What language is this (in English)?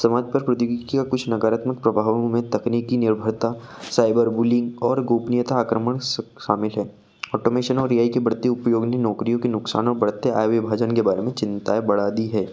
Hindi